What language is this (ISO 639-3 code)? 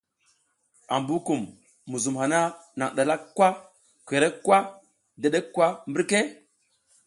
giz